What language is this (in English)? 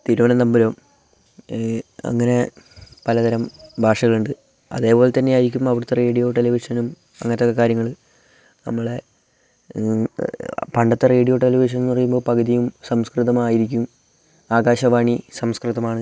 Malayalam